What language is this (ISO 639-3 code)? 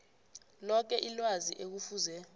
nbl